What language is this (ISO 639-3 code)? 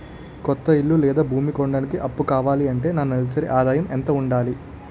tel